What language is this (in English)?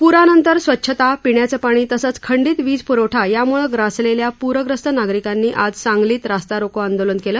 Marathi